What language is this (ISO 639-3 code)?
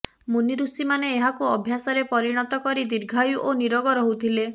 ori